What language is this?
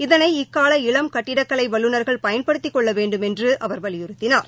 Tamil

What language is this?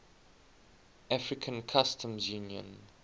English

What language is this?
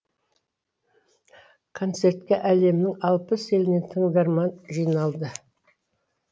Kazakh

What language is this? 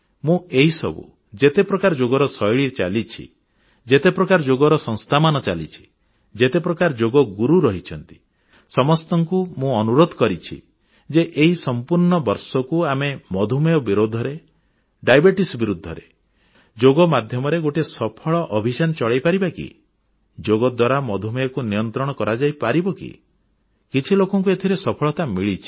Odia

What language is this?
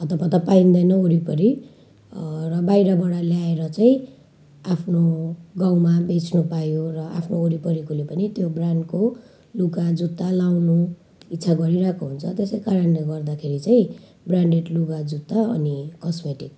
Nepali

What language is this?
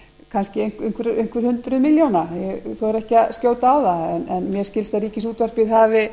Icelandic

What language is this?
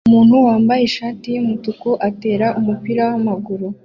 Kinyarwanda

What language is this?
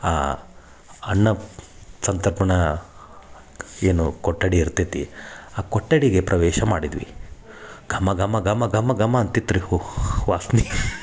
Kannada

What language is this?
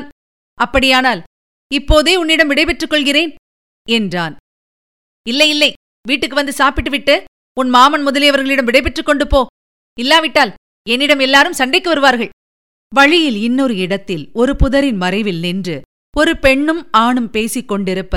Tamil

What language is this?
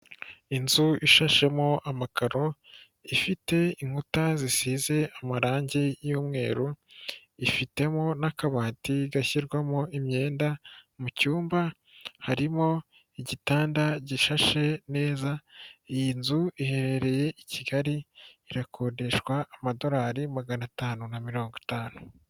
Kinyarwanda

